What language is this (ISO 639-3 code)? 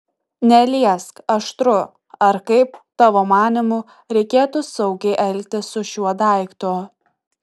lit